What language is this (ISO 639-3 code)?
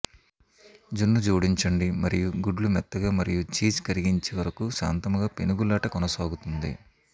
tel